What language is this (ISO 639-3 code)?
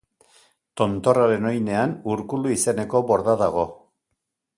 eus